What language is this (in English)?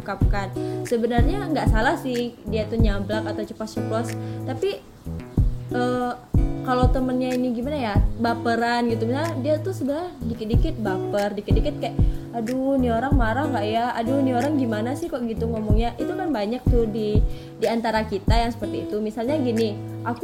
Indonesian